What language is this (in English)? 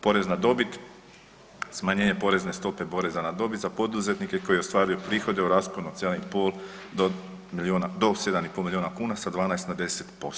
Croatian